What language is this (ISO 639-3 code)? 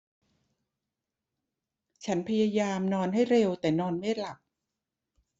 tha